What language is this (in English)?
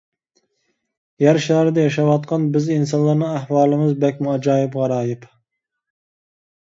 Uyghur